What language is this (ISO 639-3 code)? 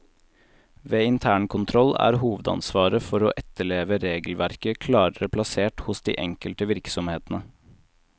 nor